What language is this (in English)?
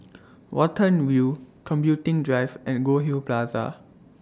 English